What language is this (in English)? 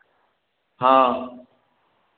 Maithili